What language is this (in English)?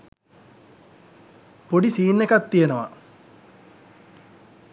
Sinhala